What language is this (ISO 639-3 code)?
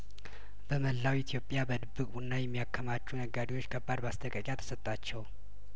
amh